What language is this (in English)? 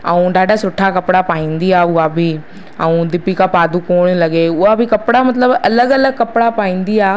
Sindhi